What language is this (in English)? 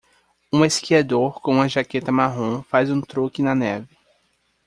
Portuguese